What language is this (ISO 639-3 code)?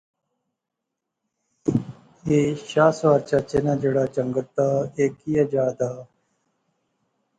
phr